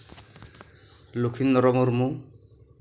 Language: Santali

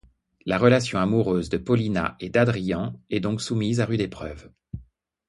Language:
French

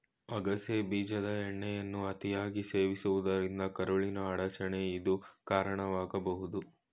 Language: Kannada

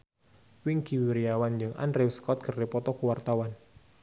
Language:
Sundanese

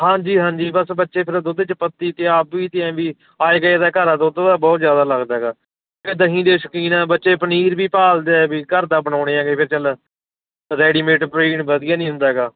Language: Punjabi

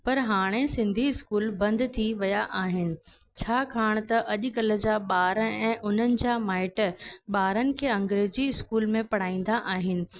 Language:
Sindhi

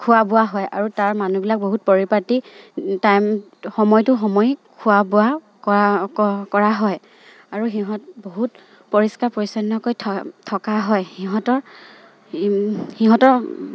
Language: Assamese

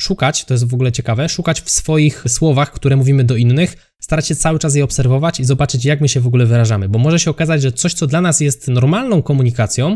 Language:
Polish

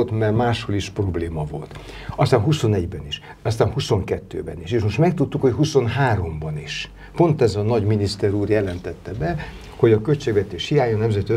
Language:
Hungarian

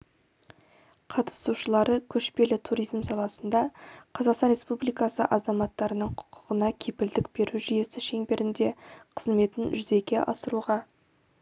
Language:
Kazakh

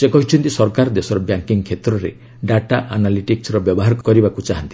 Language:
Odia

